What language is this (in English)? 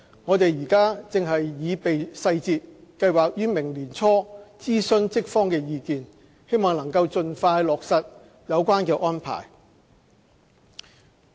Cantonese